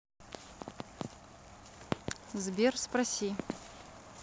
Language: Russian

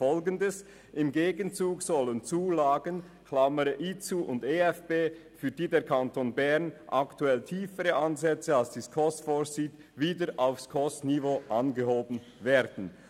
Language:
Swiss German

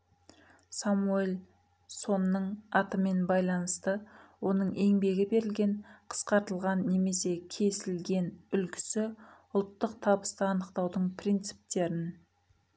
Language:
Kazakh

